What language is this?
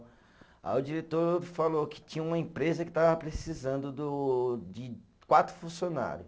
Portuguese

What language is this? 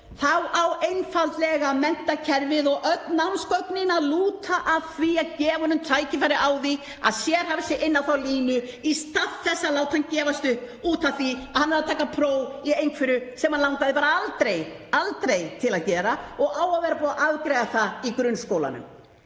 Icelandic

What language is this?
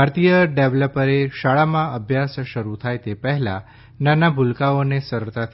Gujarati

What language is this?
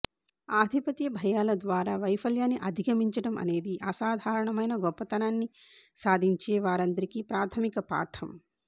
Telugu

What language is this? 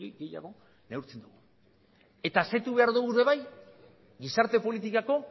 Basque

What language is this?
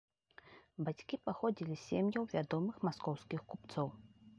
Belarusian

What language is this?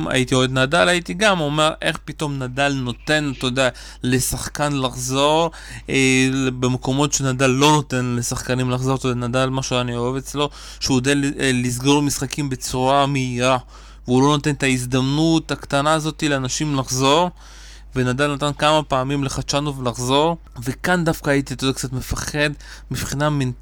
Hebrew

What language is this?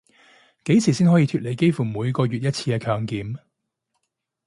Cantonese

